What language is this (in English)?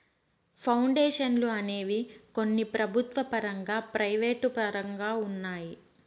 Telugu